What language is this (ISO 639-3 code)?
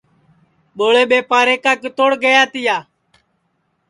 ssi